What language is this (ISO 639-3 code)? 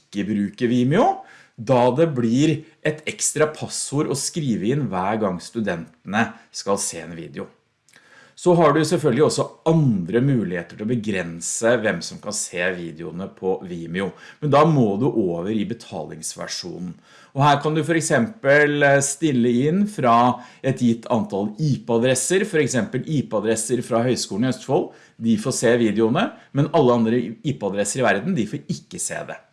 nor